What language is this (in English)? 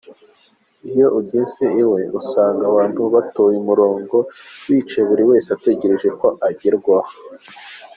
Kinyarwanda